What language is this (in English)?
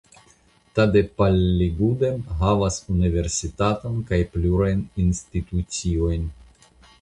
Esperanto